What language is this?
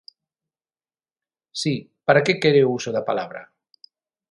Galician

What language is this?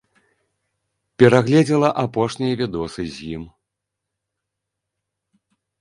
Belarusian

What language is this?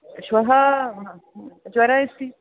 Sanskrit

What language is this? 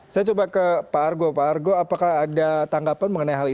Indonesian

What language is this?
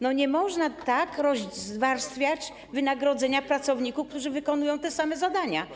Polish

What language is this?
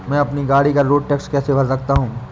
Hindi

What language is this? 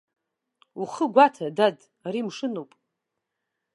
Abkhazian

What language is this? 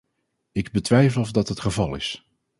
Dutch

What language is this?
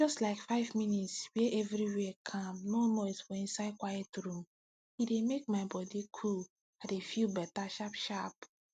Nigerian Pidgin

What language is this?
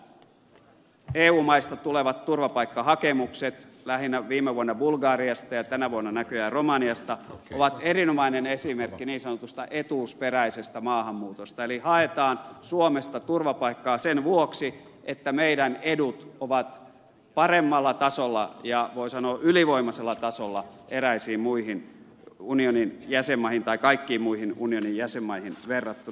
Finnish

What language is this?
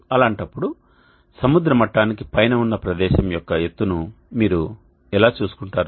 Telugu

